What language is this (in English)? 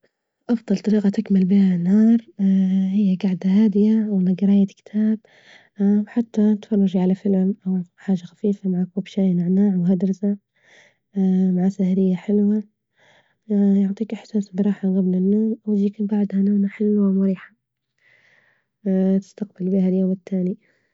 Libyan Arabic